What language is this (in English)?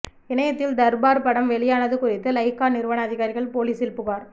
Tamil